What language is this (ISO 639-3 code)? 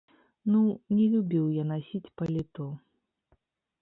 bel